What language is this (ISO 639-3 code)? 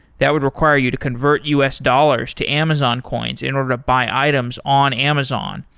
eng